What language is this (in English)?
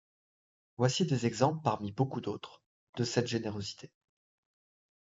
French